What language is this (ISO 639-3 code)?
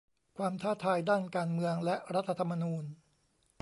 tha